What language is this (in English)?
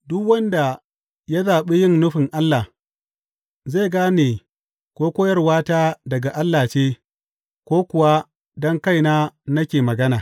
Hausa